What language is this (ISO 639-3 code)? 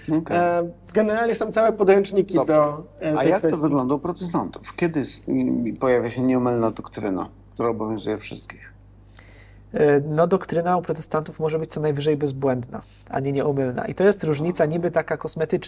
pol